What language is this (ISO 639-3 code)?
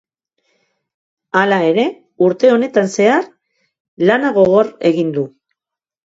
eus